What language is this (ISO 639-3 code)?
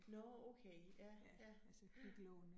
dan